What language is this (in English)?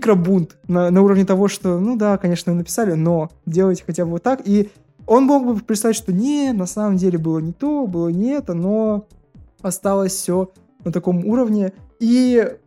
Russian